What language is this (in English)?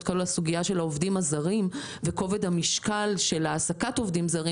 Hebrew